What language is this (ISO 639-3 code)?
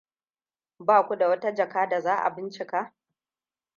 hau